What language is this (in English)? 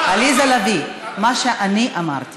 Hebrew